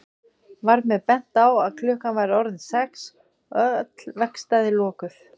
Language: Icelandic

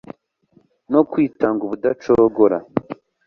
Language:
Kinyarwanda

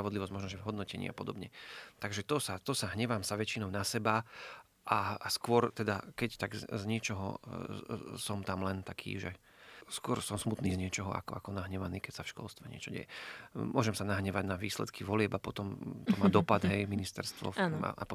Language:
Slovak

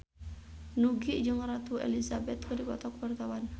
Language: Sundanese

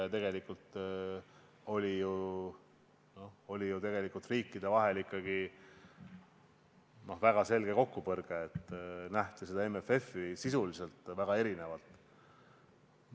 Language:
Estonian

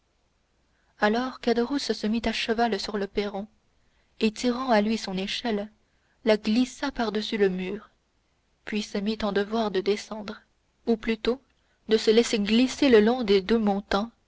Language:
French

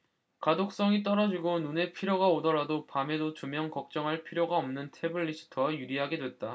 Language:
Korean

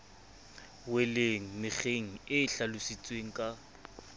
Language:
Southern Sotho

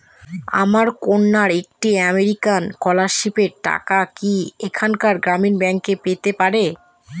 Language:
Bangla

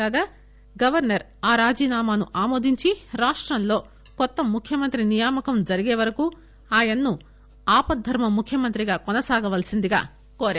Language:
Telugu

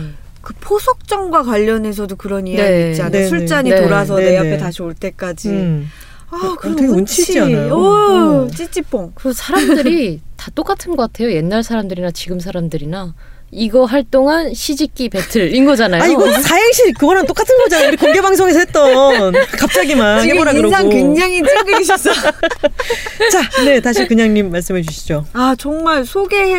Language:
Korean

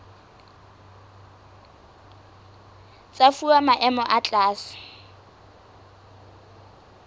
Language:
Southern Sotho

